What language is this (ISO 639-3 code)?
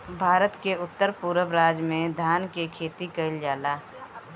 bho